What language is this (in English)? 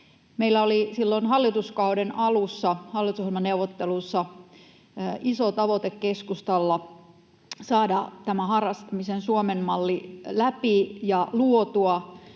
Finnish